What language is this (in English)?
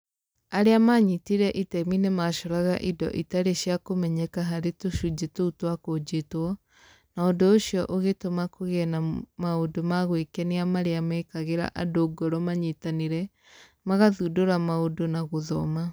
Kikuyu